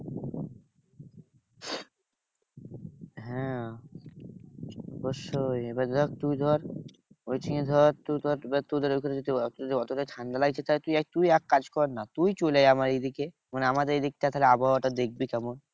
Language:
Bangla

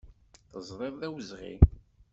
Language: Kabyle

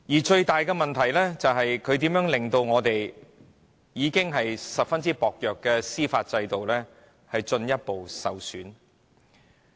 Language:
Cantonese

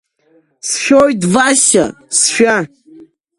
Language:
Abkhazian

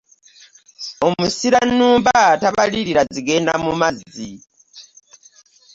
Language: Ganda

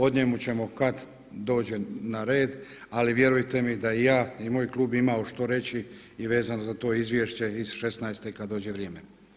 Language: Croatian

